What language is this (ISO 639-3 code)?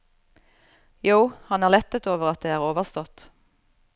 nor